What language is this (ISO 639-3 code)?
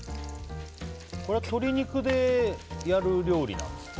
jpn